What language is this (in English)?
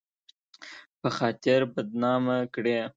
Pashto